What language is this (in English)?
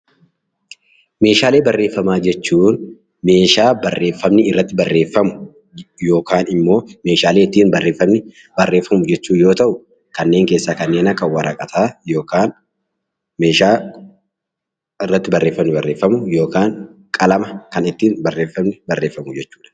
Oromo